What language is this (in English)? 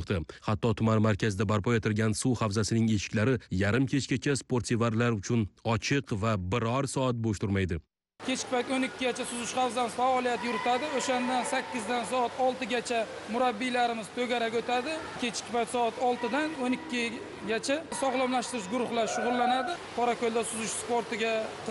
Turkish